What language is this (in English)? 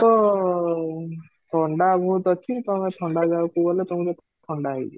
Odia